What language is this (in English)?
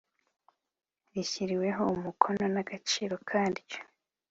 Kinyarwanda